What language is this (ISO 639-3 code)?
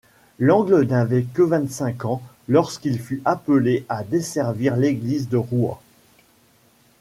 fra